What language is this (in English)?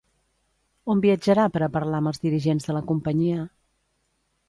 Catalan